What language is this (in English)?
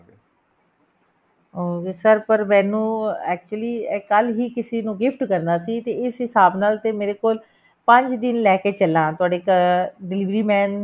Punjabi